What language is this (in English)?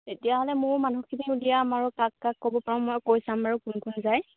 Assamese